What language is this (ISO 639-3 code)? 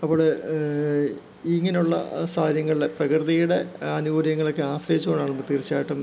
mal